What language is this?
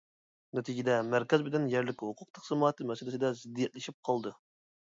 Uyghur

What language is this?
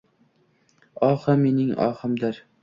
Uzbek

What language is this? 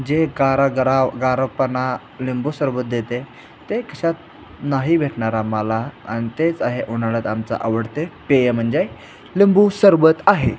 Marathi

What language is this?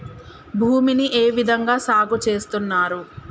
Telugu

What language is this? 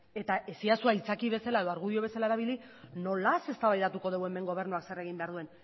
Basque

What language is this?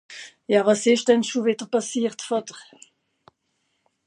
Swiss German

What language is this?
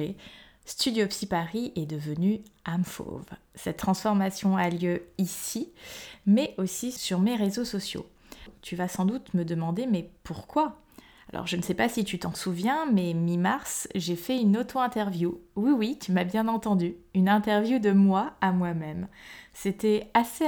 French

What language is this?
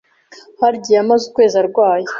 Kinyarwanda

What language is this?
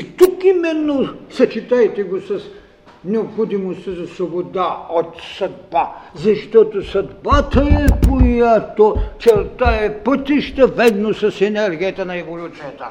Bulgarian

